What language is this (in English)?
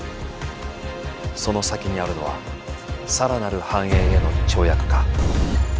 Japanese